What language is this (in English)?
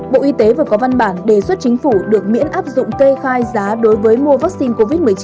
Vietnamese